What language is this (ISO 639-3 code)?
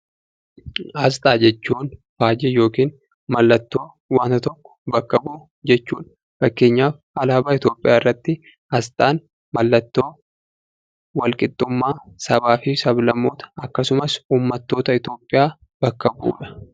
orm